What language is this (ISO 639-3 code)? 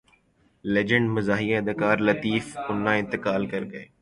urd